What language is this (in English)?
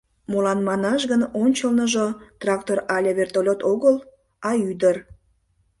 Mari